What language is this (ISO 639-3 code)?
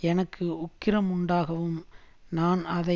tam